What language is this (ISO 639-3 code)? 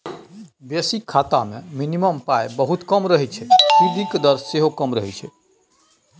mai